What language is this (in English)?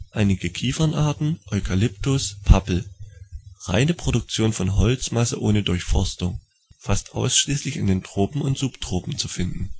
German